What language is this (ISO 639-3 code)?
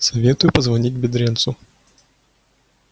rus